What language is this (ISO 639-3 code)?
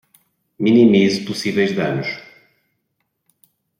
por